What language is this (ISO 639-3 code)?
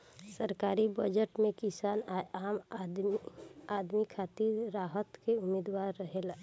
bho